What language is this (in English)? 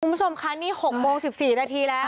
Thai